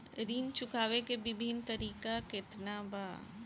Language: Bhojpuri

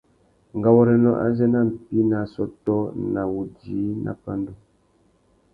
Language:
Tuki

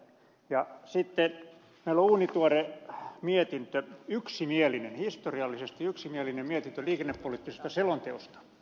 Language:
Finnish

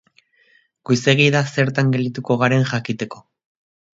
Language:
Basque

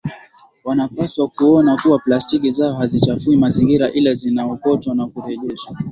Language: Swahili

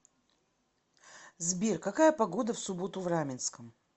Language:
Russian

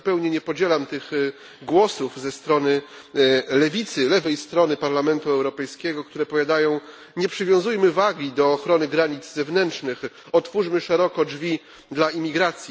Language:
Polish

